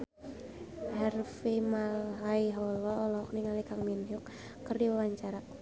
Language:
Sundanese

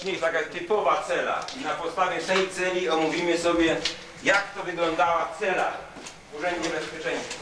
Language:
Polish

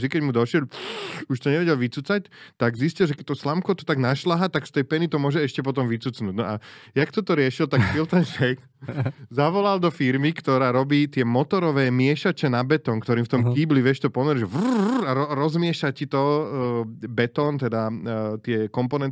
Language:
Slovak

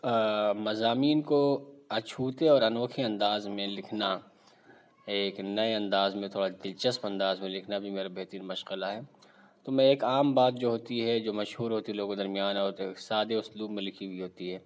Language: Urdu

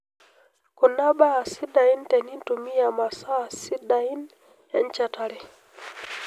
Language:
Masai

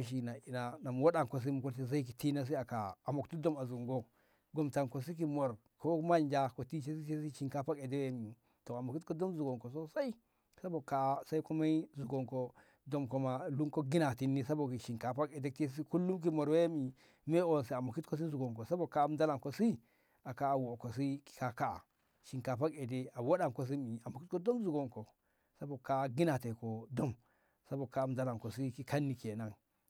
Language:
Ngamo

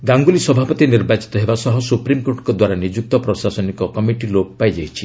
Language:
Odia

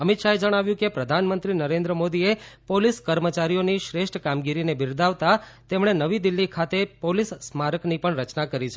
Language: Gujarati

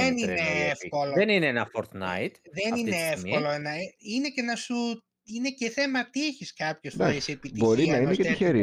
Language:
Greek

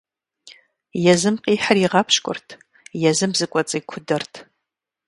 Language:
Kabardian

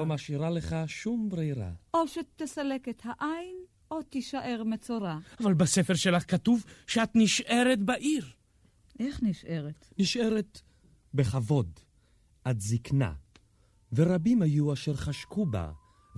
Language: Hebrew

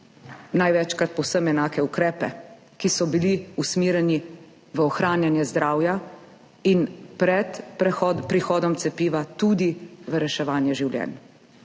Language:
Slovenian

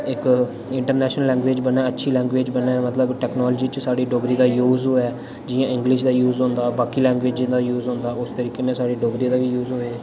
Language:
Dogri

